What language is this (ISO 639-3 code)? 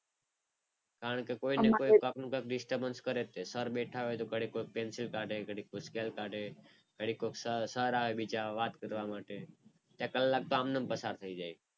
guj